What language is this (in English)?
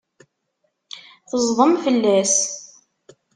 Kabyle